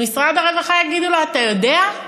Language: Hebrew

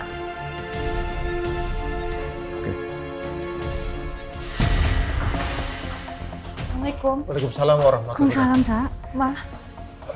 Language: Indonesian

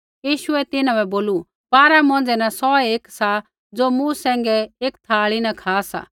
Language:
Kullu Pahari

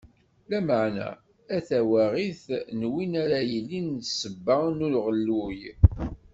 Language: Kabyle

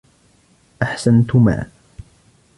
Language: Arabic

